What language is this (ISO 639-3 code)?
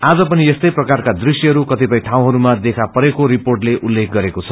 nep